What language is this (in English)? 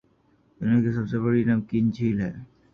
Urdu